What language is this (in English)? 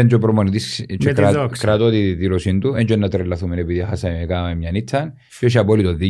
Greek